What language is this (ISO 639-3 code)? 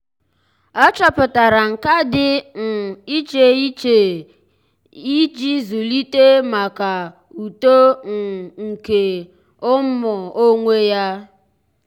ibo